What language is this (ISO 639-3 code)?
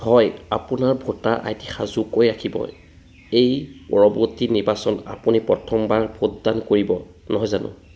asm